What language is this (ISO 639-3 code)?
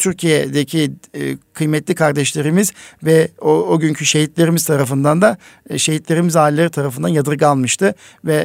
tur